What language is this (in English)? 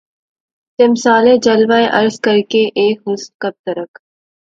Urdu